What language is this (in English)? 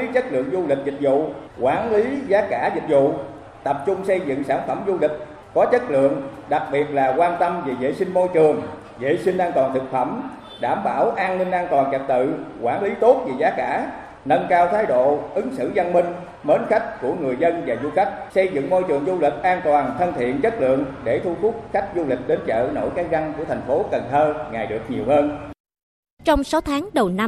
Vietnamese